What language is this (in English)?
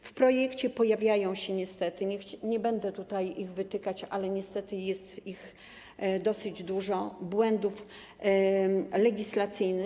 Polish